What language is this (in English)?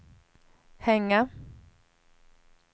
Swedish